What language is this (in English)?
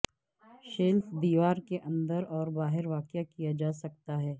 Urdu